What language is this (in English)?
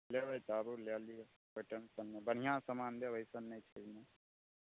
Maithili